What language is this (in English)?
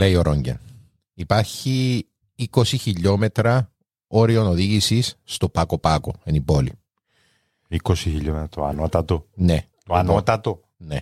Greek